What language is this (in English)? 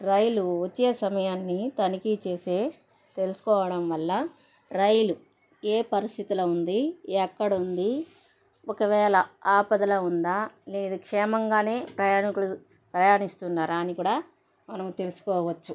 Telugu